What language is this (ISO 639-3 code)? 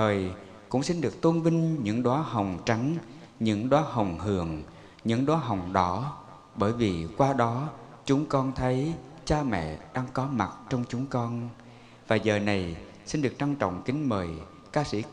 vie